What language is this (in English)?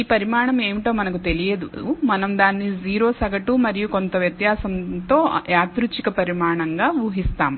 Telugu